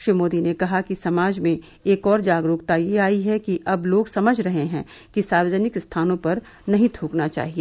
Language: Hindi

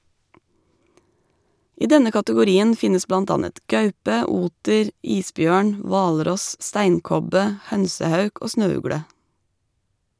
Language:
Norwegian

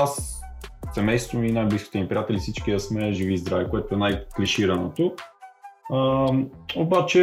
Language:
Bulgarian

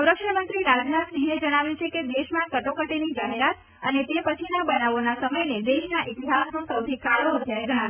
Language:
Gujarati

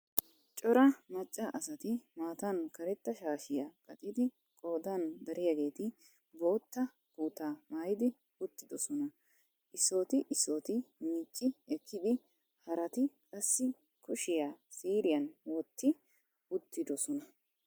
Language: Wolaytta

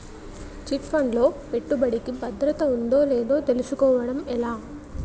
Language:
Telugu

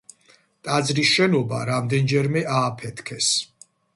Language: Georgian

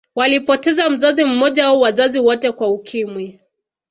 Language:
Swahili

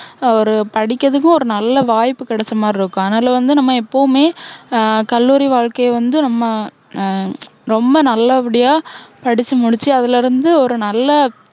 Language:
Tamil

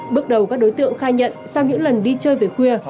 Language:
Vietnamese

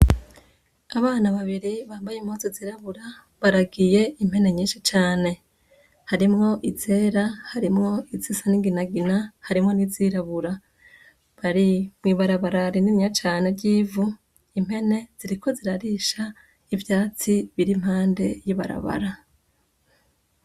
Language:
Rundi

